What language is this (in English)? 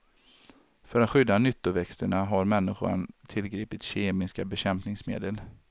Swedish